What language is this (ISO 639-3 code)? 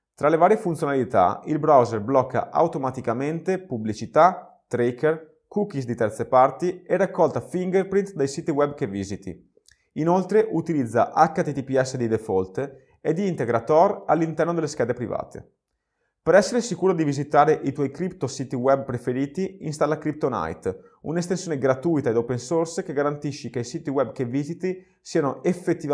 ita